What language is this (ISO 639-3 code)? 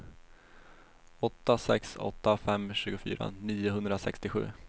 swe